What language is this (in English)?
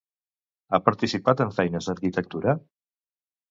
Catalan